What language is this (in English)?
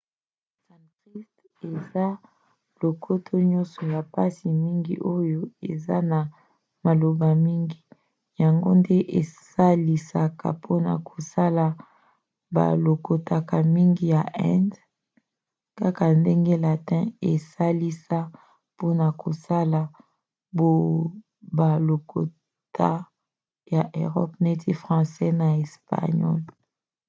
Lingala